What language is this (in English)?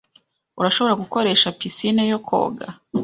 Kinyarwanda